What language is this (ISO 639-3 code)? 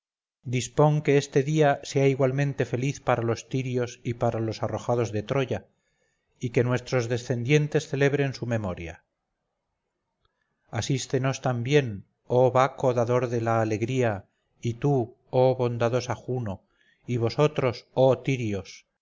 spa